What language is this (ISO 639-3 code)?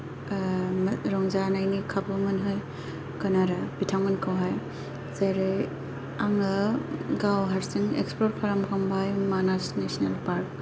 brx